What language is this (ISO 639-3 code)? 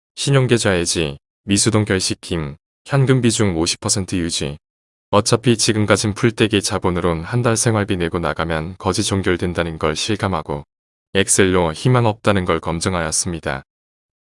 kor